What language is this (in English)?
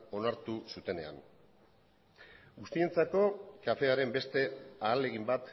Basque